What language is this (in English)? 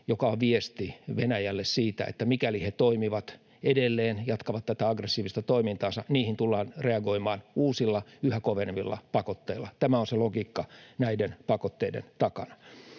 Finnish